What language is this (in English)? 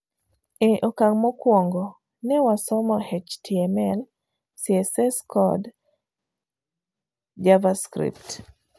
Luo (Kenya and Tanzania)